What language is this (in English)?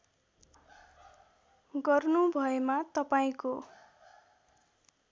Nepali